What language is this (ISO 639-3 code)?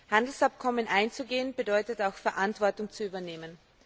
deu